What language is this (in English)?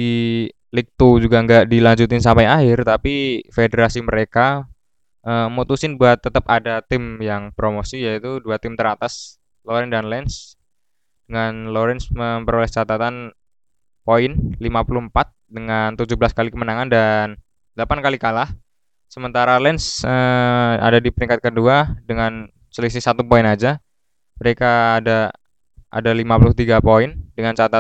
Indonesian